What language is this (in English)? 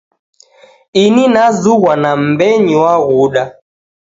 Taita